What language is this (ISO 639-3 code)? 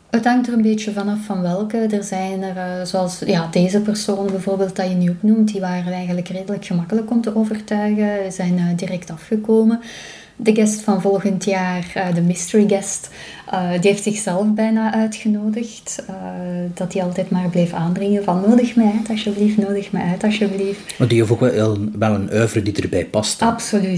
nld